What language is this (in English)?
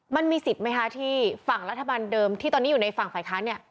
Thai